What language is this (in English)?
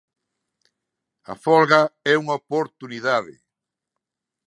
Galician